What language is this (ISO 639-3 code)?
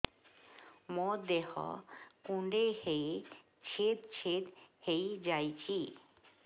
ori